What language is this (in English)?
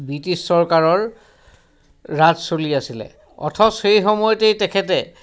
Assamese